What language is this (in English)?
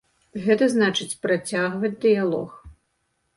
Belarusian